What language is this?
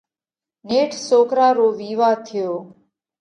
Parkari Koli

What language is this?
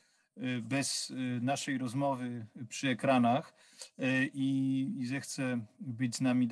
Polish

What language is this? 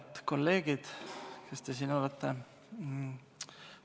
Estonian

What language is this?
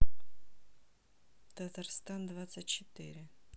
Russian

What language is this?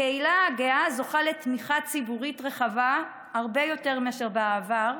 Hebrew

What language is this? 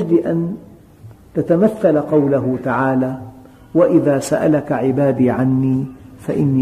Arabic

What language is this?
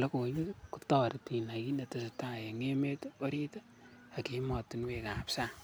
Kalenjin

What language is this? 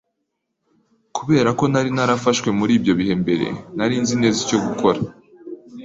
Kinyarwanda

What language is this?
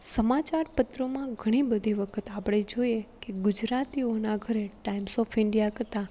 Gujarati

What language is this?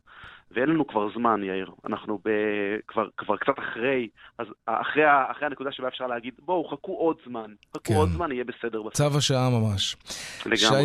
Hebrew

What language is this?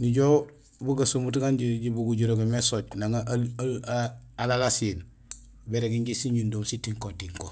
Gusilay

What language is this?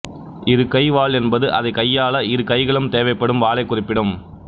Tamil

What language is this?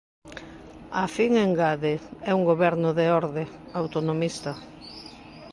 Galician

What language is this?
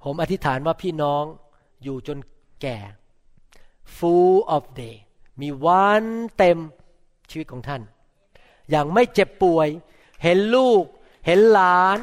Thai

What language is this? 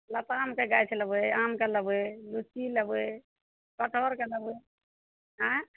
Maithili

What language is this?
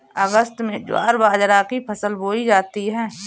Hindi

